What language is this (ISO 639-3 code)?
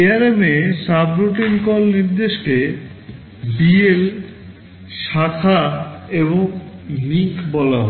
ben